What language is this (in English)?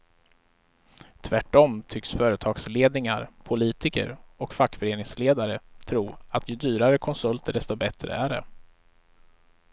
Swedish